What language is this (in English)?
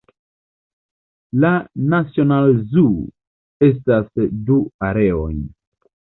Esperanto